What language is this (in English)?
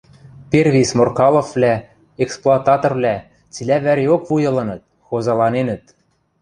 Western Mari